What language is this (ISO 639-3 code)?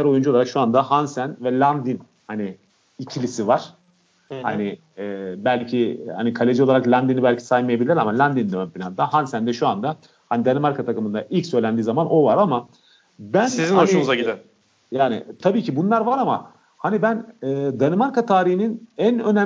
tur